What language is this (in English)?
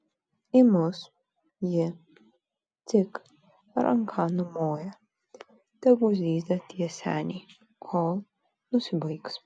Lithuanian